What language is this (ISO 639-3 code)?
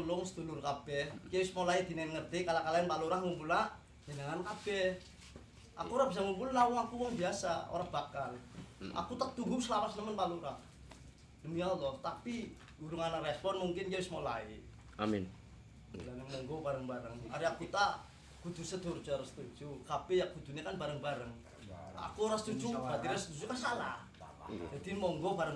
ind